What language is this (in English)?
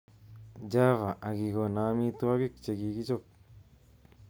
Kalenjin